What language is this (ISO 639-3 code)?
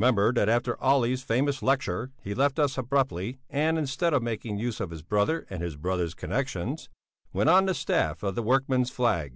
eng